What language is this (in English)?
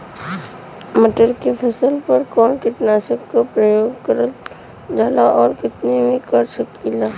Bhojpuri